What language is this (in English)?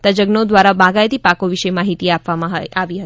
Gujarati